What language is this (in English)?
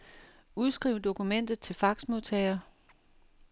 Danish